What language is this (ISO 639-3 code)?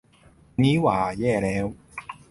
tha